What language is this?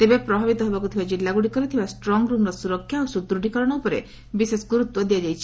Odia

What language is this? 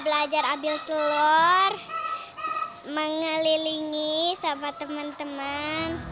Indonesian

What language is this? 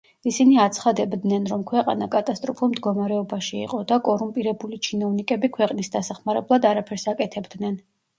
Georgian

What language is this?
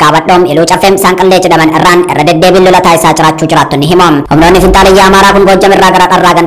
Indonesian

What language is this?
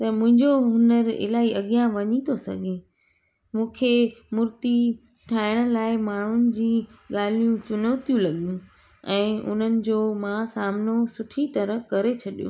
Sindhi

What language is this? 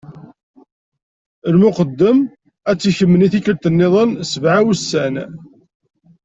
Kabyle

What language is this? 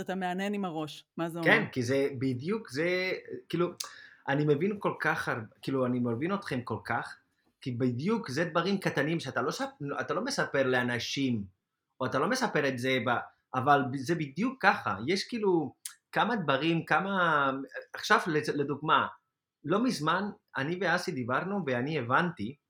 Hebrew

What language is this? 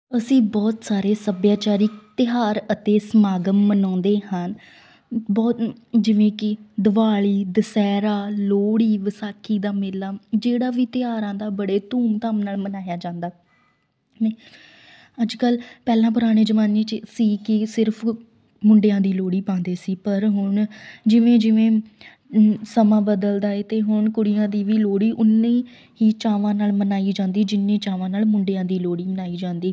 Punjabi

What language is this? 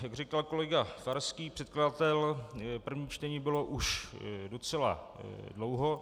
Czech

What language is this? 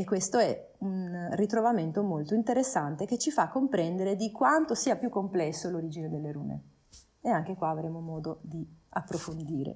Italian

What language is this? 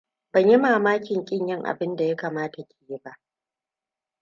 Hausa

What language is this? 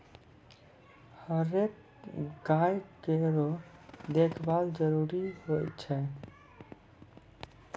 Maithili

